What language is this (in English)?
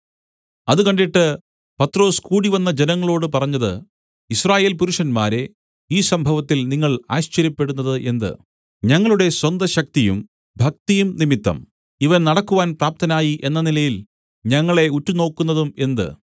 Malayalam